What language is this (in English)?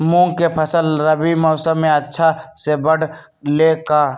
Magahi